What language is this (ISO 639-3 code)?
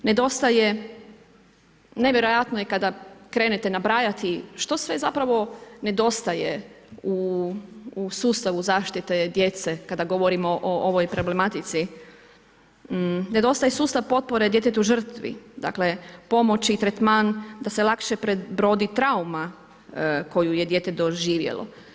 hrv